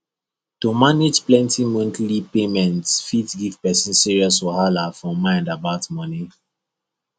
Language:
Nigerian Pidgin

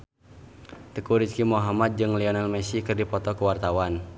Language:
Sundanese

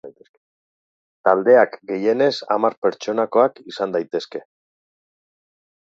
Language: Basque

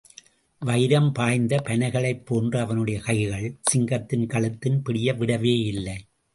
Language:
Tamil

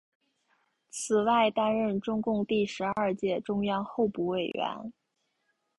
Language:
Chinese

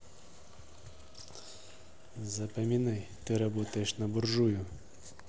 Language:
Russian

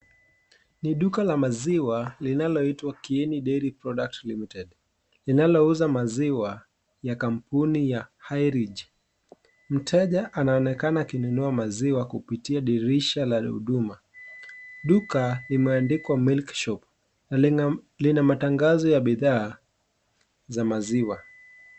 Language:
Swahili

